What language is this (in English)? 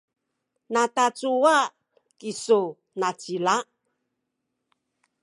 Sakizaya